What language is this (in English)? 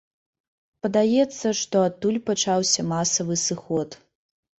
Belarusian